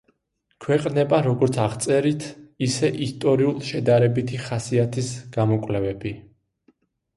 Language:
Georgian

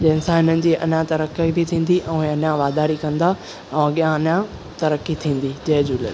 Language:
Sindhi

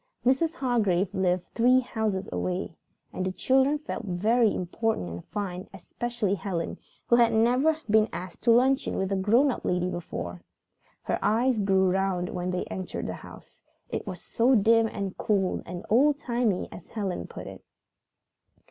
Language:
English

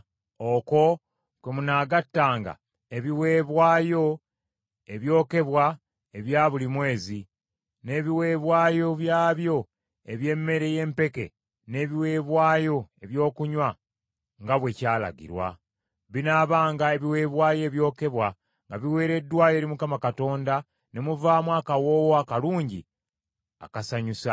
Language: Ganda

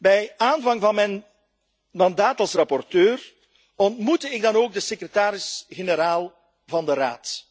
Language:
Dutch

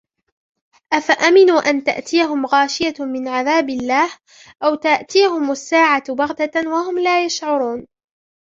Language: Arabic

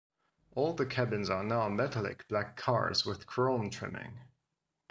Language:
English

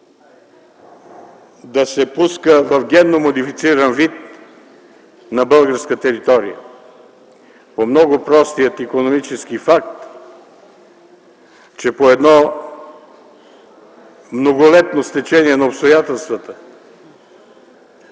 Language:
Bulgarian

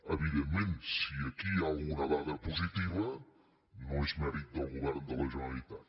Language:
Catalan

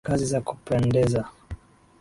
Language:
Swahili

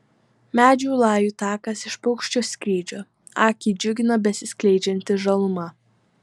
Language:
Lithuanian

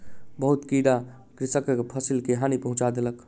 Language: Maithili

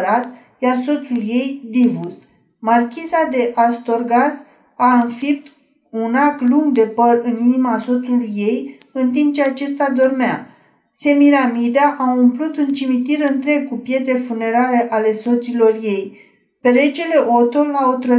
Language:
Romanian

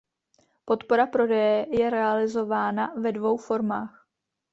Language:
Czech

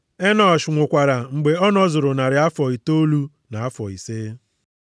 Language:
Igbo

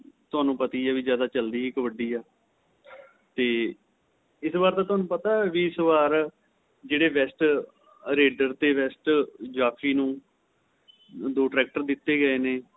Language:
Punjabi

